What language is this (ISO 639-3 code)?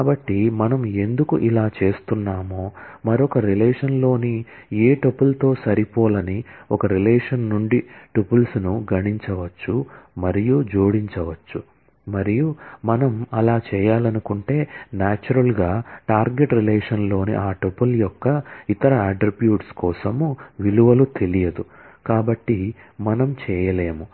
tel